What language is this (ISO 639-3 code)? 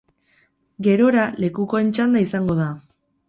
eus